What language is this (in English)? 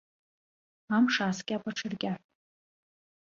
Abkhazian